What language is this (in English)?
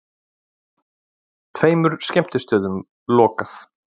Icelandic